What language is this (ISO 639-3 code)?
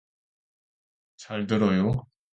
kor